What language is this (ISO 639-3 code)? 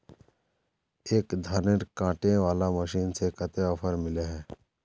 mag